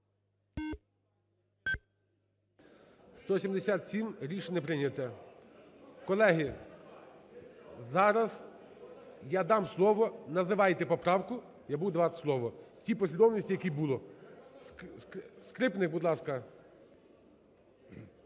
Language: Ukrainian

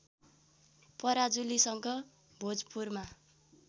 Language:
Nepali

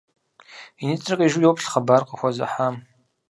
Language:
Kabardian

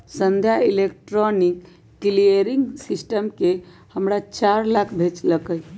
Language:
Magahi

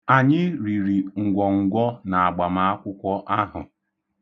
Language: Igbo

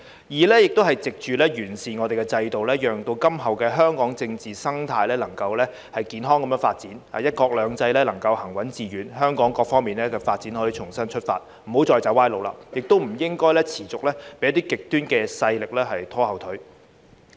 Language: Cantonese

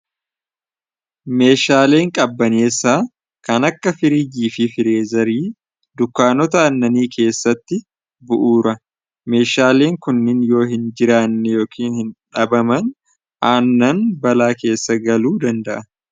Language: Oromo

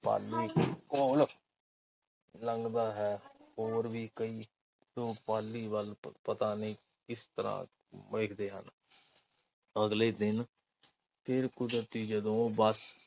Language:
Punjabi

